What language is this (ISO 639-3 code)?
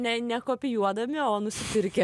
lit